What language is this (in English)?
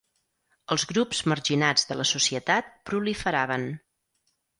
Catalan